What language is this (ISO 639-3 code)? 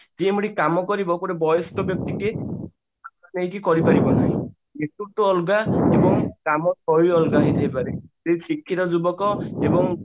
ori